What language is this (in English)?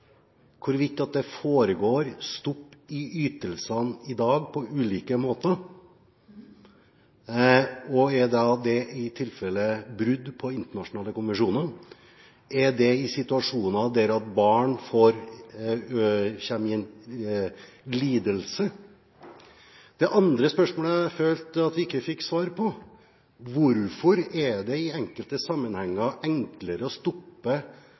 Norwegian Bokmål